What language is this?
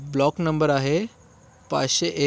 Marathi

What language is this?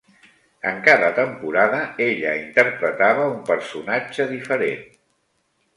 Catalan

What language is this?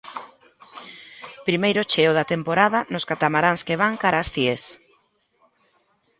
Galician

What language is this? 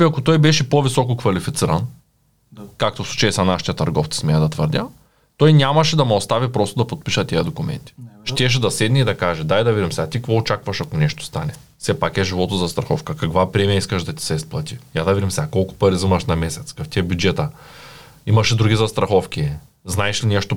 Bulgarian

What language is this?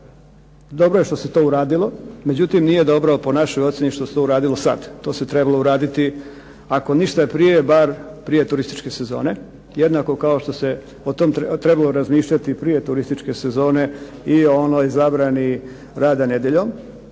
Croatian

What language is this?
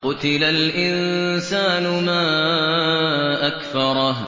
Arabic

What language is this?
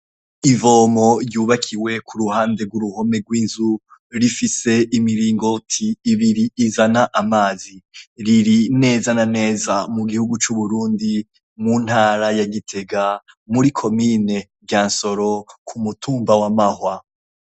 Rundi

